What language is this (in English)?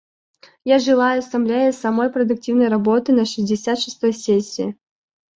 Russian